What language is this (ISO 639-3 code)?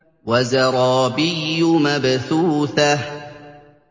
ara